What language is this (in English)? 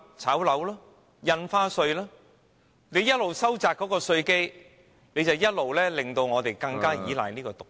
Cantonese